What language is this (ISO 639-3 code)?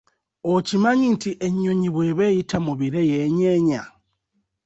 lug